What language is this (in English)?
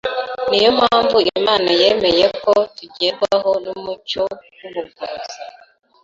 Kinyarwanda